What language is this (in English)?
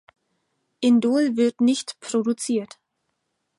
German